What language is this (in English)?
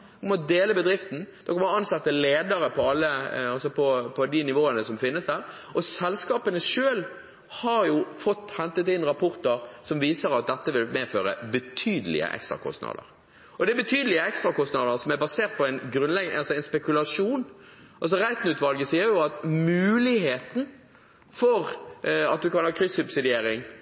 Norwegian Bokmål